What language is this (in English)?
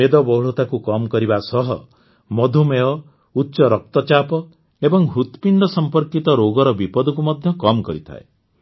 Odia